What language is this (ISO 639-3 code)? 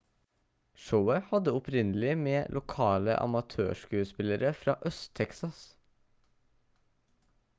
nob